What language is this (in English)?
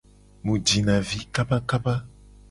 Gen